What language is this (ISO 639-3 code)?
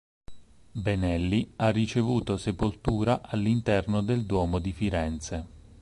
ita